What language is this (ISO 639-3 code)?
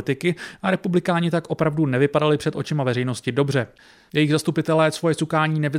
ces